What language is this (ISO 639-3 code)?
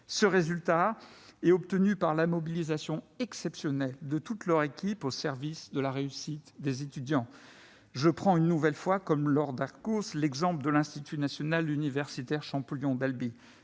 fra